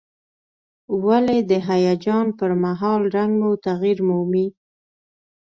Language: Pashto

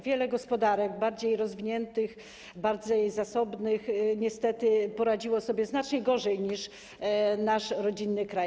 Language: Polish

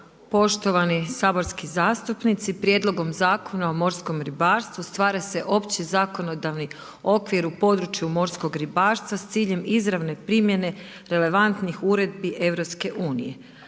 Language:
Croatian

